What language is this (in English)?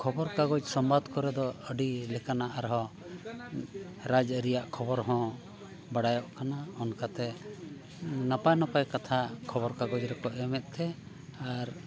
Santali